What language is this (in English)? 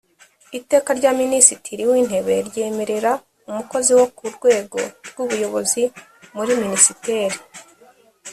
Kinyarwanda